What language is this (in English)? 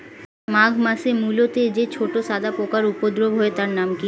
Bangla